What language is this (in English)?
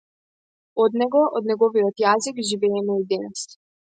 Macedonian